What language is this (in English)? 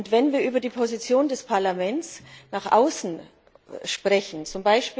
German